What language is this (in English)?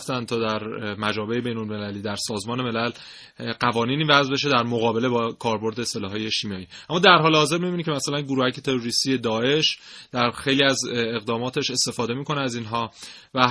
Persian